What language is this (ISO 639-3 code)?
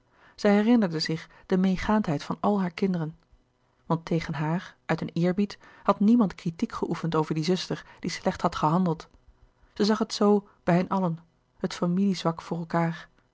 nld